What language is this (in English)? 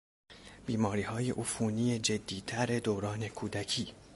Persian